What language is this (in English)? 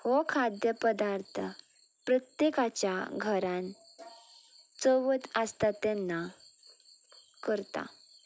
Konkani